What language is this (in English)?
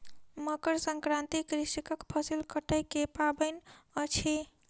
Maithili